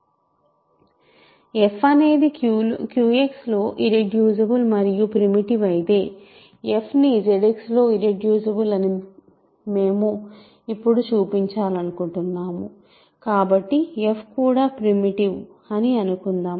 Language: Telugu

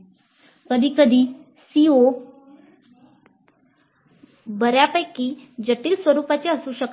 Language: Marathi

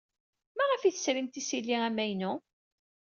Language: Kabyle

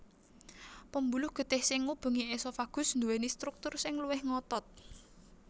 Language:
Javanese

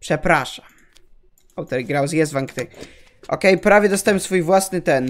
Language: Polish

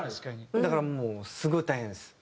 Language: Japanese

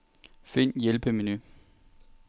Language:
Danish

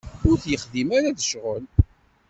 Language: Kabyle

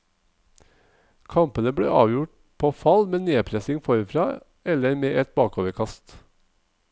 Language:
Norwegian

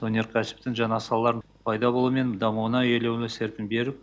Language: Kazakh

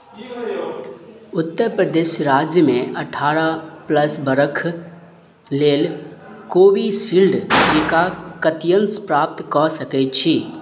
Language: Maithili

